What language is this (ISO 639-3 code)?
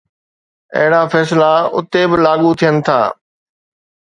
snd